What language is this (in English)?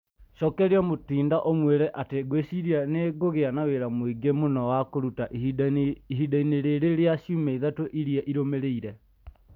Kikuyu